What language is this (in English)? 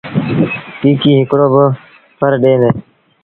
Sindhi Bhil